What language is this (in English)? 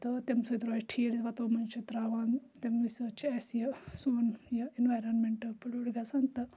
Kashmiri